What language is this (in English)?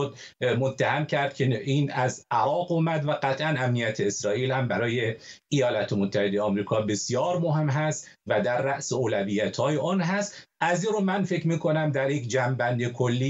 Persian